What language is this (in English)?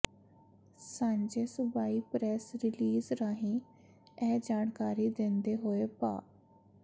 Punjabi